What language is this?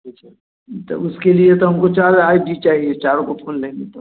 Hindi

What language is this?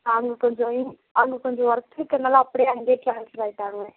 Tamil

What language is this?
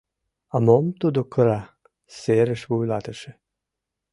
Mari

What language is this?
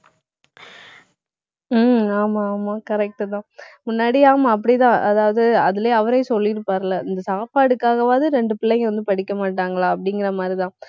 Tamil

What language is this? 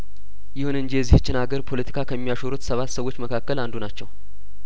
Amharic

